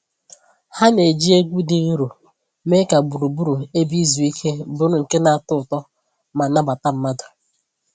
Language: Igbo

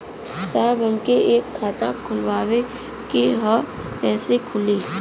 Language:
Bhojpuri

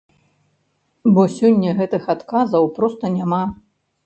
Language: Belarusian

